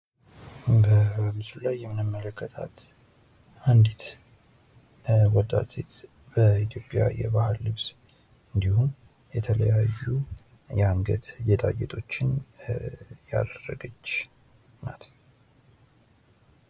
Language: Amharic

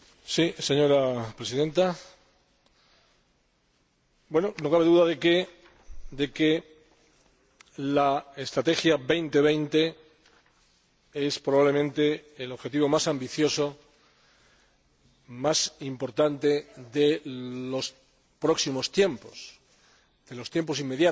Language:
Spanish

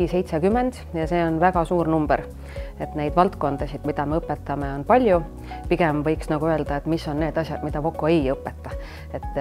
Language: Finnish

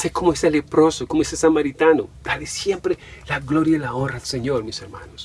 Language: Spanish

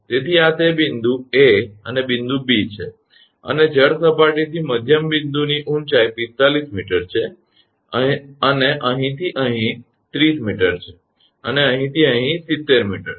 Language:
Gujarati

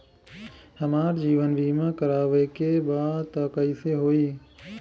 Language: Bhojpuri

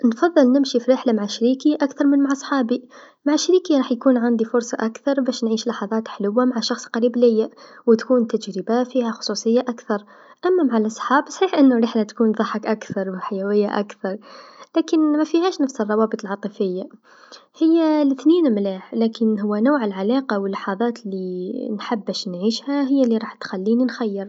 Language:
Tunisian Arabic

